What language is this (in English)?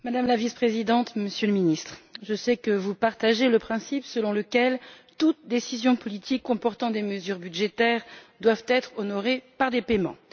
French